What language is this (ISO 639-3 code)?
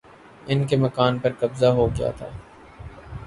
urd